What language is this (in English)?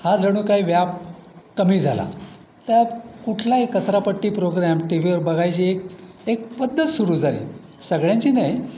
Marathi